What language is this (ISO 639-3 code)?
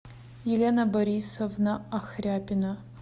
rus